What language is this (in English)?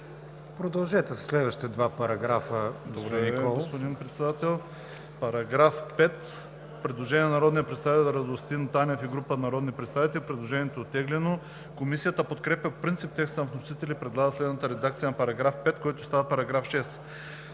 Bulgarian